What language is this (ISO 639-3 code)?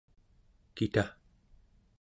esu